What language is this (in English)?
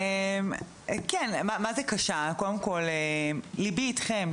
Hebrew